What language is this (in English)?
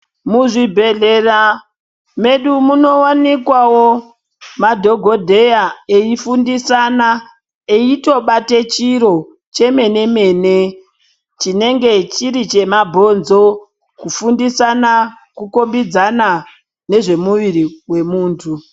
Ndau